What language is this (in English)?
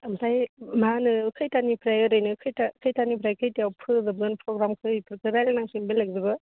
Bodo